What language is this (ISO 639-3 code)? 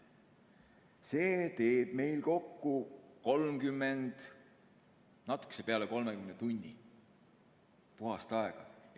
est